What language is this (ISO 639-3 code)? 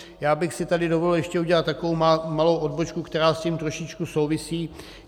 ces